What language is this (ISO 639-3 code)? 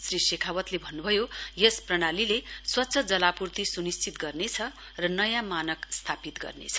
nep